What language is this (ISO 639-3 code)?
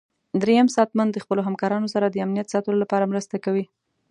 pus